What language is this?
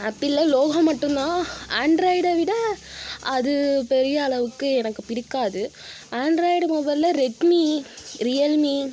Tamil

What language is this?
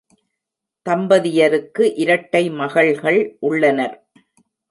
Tamil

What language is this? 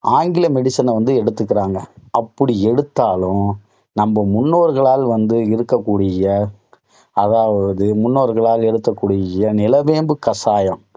Tamil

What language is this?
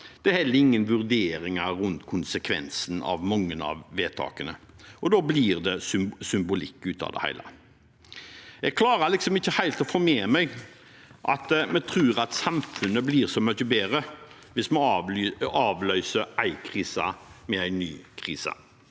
Norwegian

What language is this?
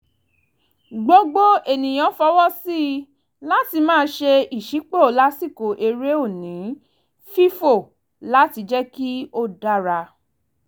Yoruba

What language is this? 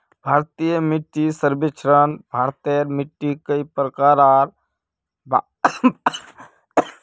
Magahi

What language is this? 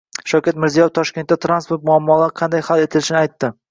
Uzbek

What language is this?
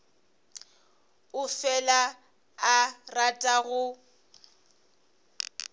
Northern Sotho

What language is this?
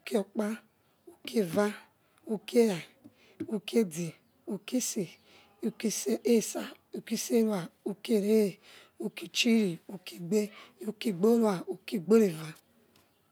Yekhee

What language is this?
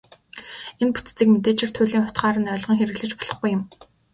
Mongolian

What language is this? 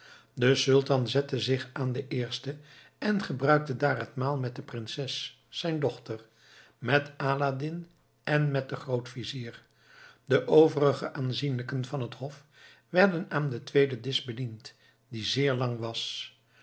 Dutch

